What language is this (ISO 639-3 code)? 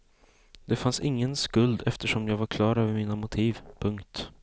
swe